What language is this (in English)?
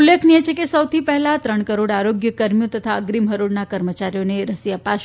Gujarati